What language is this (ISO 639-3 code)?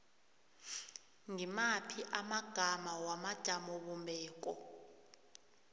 nbl